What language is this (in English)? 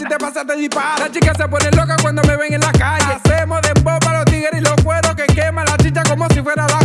Indonesian